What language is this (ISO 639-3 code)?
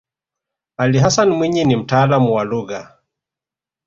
swa